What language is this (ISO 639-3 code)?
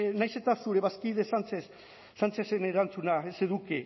eus